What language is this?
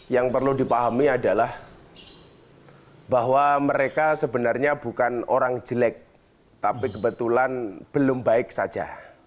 Indonesian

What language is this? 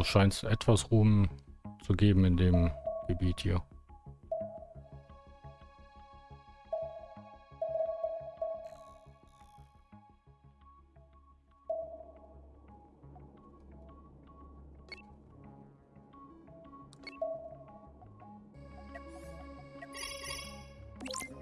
German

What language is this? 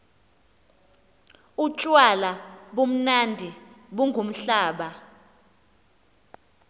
Xhosa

